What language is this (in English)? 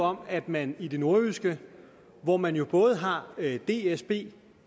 Danish